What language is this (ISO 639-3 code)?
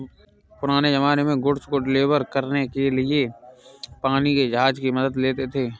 hin